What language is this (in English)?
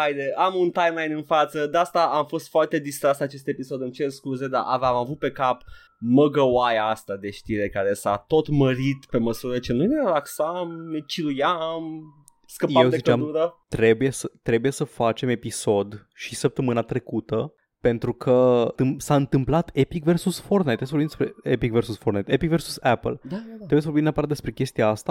Romanian